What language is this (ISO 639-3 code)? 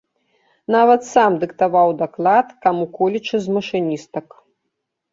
bel